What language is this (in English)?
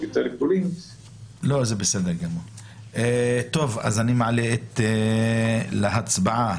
Hebrew